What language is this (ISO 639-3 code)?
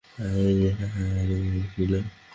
ben